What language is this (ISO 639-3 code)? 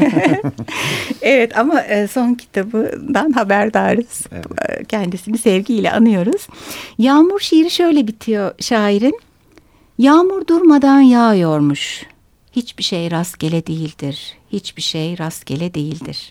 tur